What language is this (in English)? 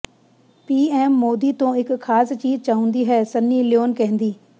Punjabi